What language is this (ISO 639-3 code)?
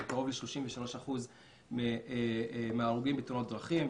heb